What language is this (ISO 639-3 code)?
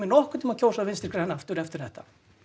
isl